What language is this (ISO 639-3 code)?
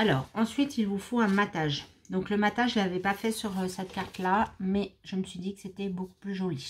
fra